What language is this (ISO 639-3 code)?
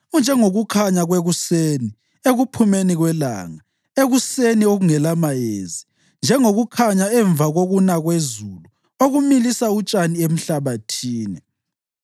nde